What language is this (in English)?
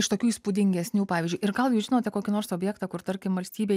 Lithuanian